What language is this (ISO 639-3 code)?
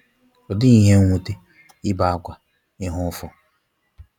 ibo